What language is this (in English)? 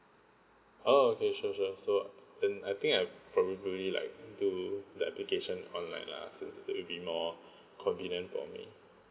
English